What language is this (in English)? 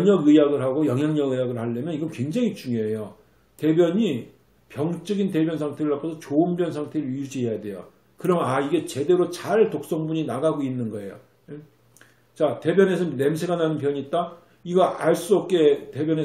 Korean